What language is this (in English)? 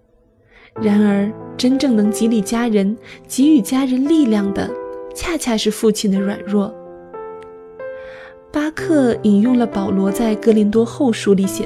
Chinese